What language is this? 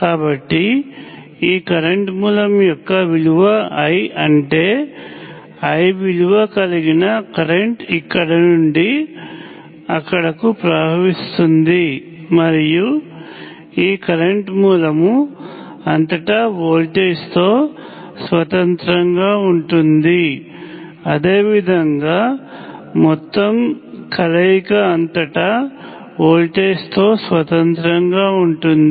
Telugu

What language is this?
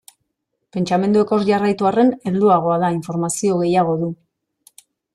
Basque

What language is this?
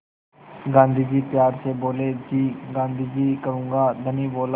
Hindi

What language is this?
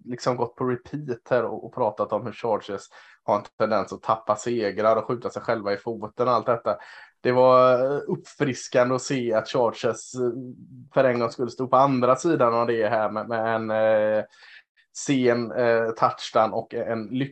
Swedish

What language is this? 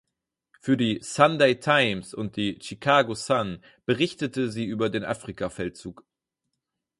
German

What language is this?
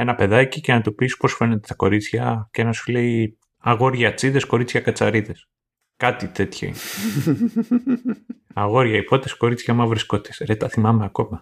Greek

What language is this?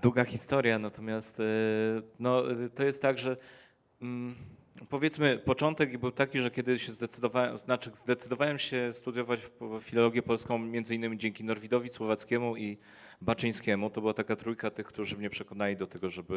Polish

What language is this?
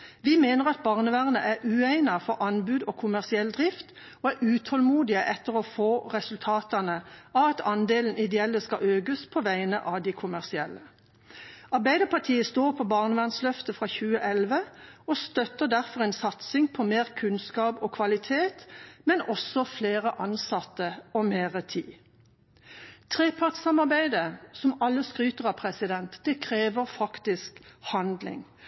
Norwegian Bokmål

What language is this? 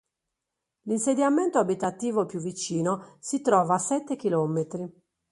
Italian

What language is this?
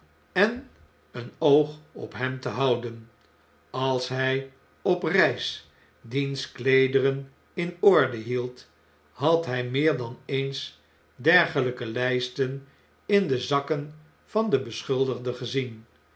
Dutch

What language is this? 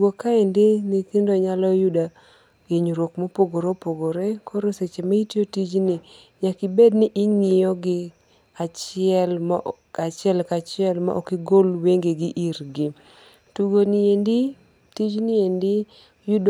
Luo (Kenya and Tanzania)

